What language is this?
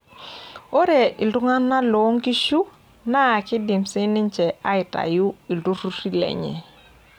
Masai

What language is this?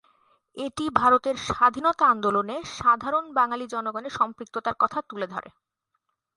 Bangla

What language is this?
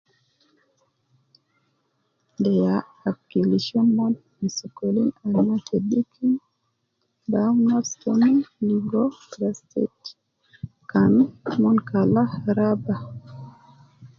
Nubi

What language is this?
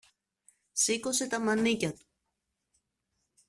Greek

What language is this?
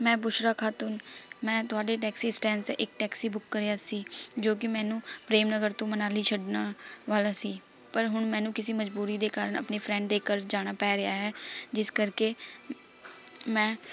Punjabi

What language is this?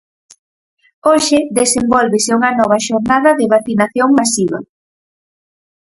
Galician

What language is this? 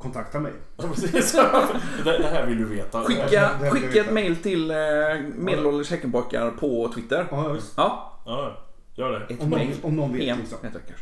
Swedish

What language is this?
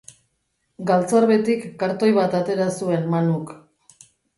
Basque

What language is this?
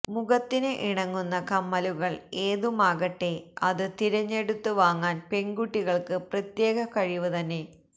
Malayalam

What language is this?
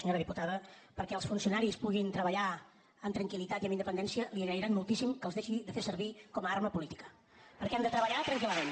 Catalan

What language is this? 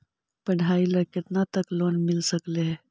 Magahi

